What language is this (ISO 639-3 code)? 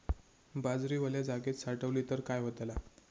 mar